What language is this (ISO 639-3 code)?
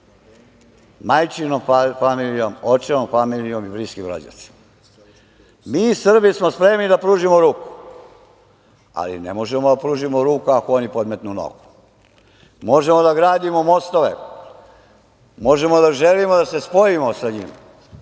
srp